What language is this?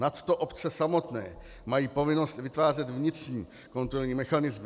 Czech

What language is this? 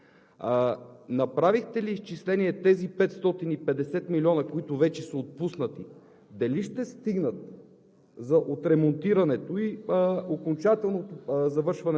Bulgarian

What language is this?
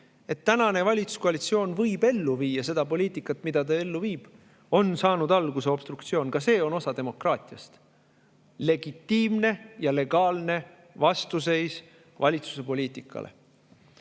Estonian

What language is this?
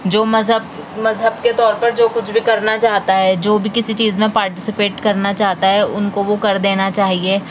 Urdu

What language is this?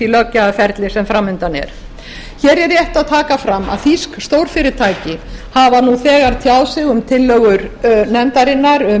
Icelandic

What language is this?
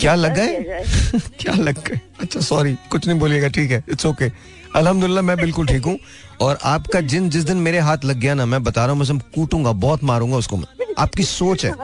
Hindi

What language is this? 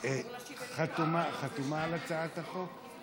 Hebrew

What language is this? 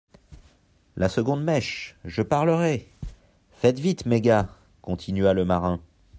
French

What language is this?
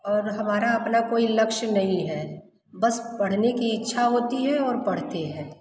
Hindi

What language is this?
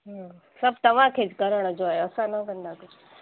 Sindhi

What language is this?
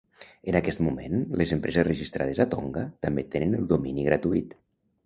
Catalan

